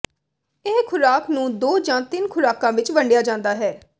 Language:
Punjabi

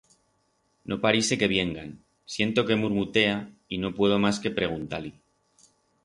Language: Aragonese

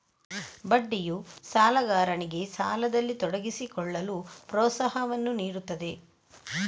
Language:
Kannada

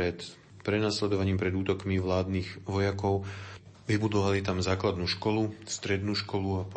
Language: Slovak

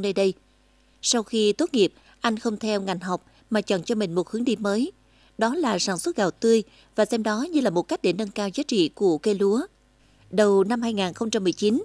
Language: Vietnamese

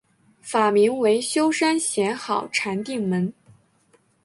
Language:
Chinese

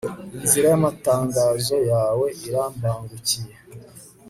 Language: Kinyarwanda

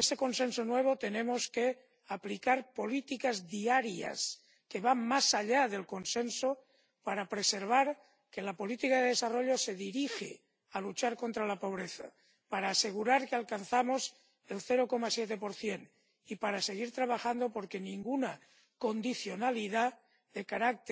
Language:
Spanish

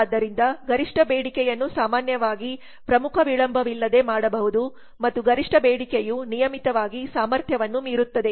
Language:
Kannada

